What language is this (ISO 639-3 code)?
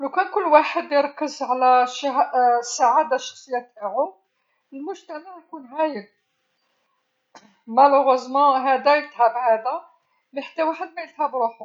arq